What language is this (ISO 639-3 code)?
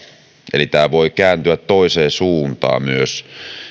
fin